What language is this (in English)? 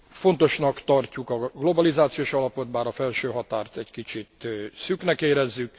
Hungarian